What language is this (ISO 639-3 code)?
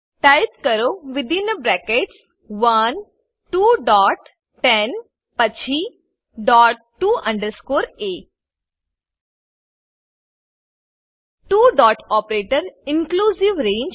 guj